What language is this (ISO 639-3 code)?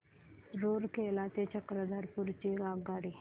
mar